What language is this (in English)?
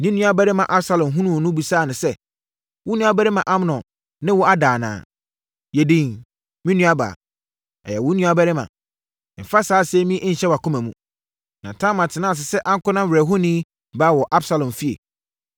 Akan